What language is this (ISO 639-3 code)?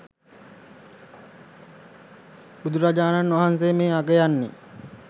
sin